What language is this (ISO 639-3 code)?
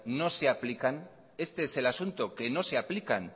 spa